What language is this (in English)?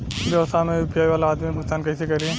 Bhojpuri